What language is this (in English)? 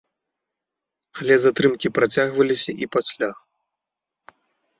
Belarusian